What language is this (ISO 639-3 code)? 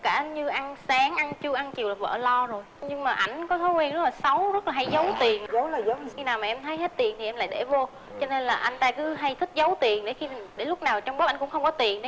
vie